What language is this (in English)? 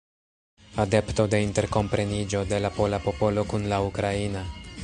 Esperanto